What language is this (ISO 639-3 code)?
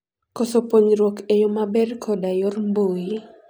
luo